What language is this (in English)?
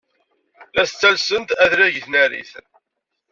Kabyle